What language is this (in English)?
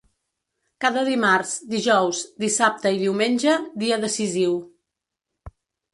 Catalan